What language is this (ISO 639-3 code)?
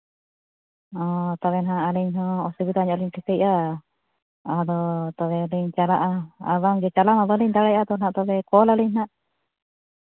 sat